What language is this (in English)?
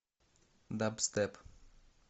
Russian